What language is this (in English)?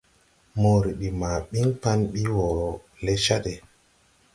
Tupuri